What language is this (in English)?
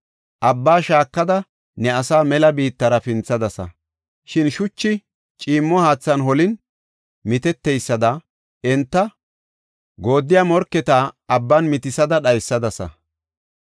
Gofa